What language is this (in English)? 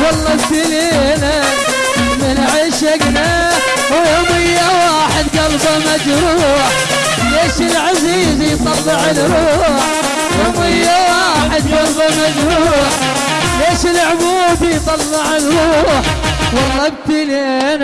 Arabic